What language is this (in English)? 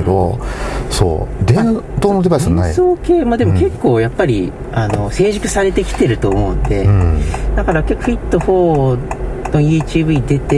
Japanese